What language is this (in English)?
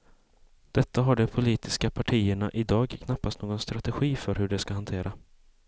Swedish